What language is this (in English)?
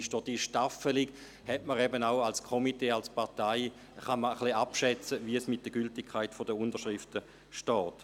Swiss German